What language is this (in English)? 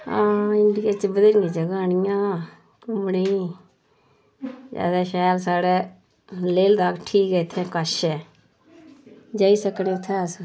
Dogri